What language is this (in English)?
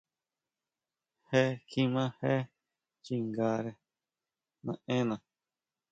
Huautla Mazatec